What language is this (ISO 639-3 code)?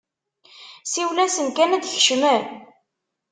kab